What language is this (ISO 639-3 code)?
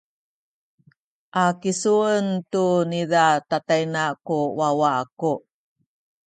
szy